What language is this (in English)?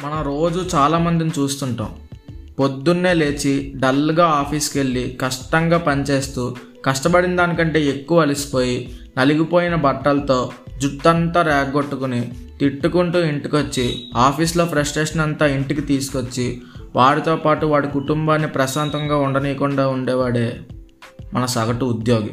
Telugu